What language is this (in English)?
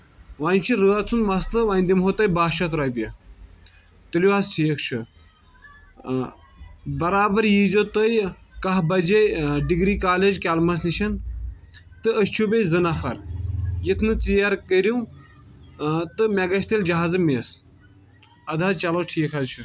Kashmiri